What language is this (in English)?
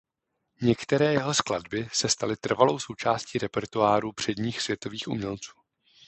Czech